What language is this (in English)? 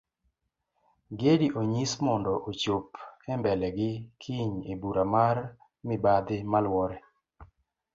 Luo (Kenya and Tanzania)